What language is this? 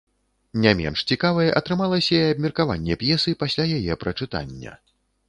Belarusian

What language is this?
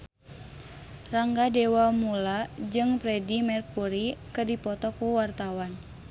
Sundanese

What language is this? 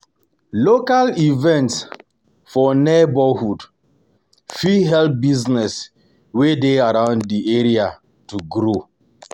Nigerian Pidgin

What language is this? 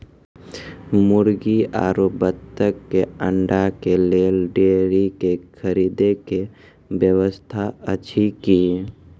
Maithili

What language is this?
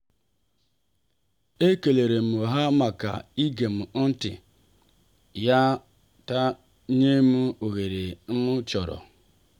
Igbo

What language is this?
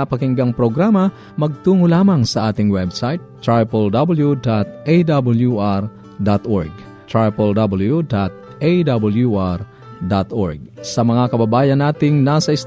Filipino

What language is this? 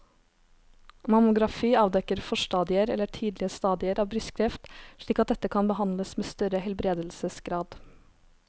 Norwegian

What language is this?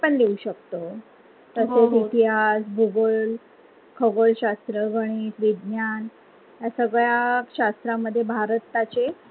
Marathi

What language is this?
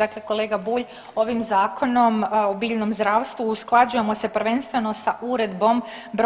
Croatian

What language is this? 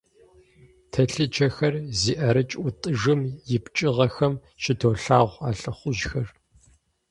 Kabardian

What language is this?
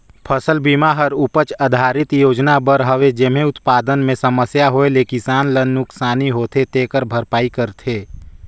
Chhattisgarhi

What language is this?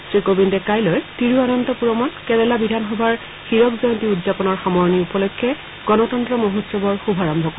Assamese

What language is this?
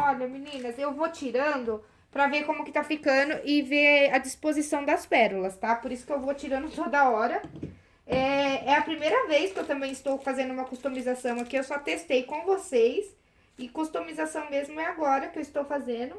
Portuguese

